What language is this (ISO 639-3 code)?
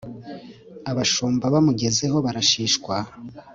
kin